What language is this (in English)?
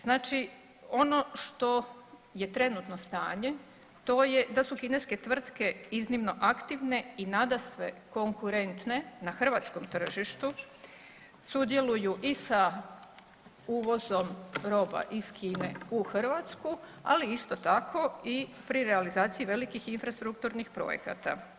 Croatian